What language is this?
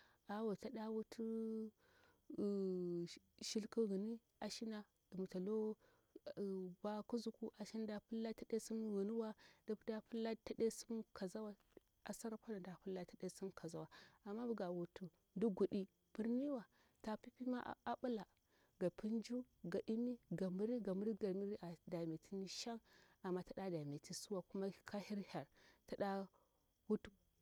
Bura-Pabir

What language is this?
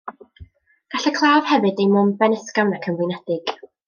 Welsh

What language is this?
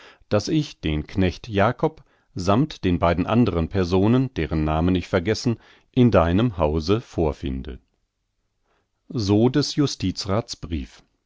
German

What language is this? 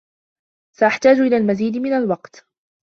Arabic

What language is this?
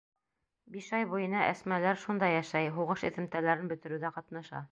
Bashkir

